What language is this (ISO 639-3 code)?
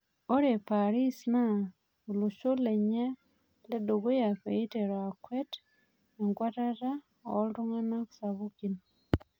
mas